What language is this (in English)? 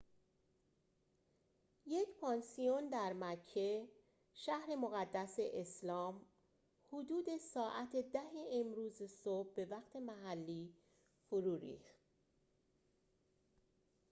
Persian